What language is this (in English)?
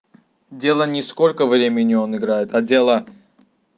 Russian